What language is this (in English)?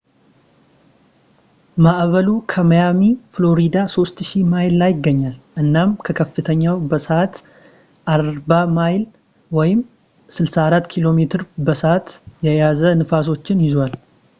Amharic